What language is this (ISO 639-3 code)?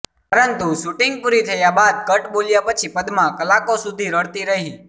guj